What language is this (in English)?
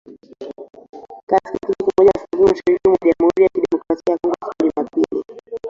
Swahili